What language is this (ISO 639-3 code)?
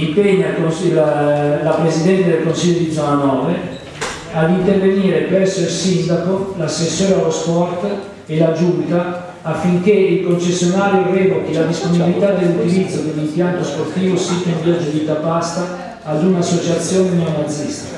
ita